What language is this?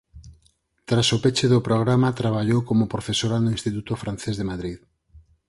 Galician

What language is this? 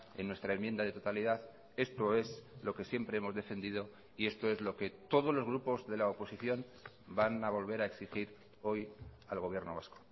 Spanish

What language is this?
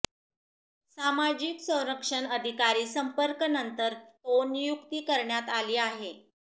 Marathi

